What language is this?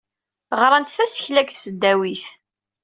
Kabyle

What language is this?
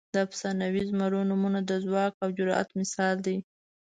Pashto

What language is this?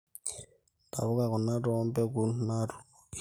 Masai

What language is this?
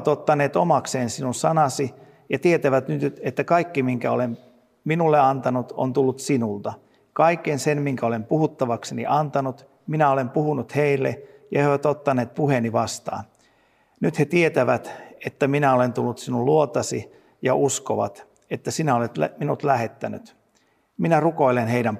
Finnish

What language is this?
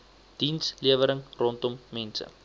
Afrikaans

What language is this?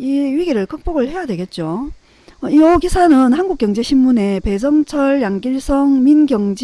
Korean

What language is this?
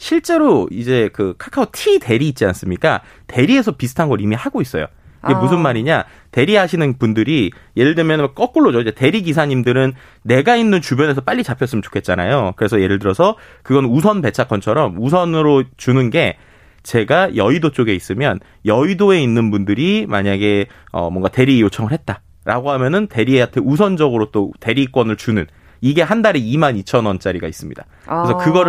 Korean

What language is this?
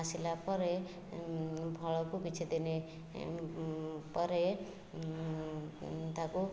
Odia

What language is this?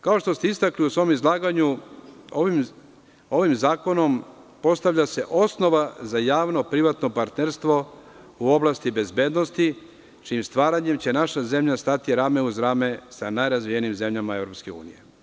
Serbian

